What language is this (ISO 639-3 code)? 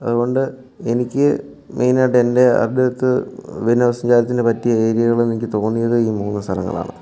mal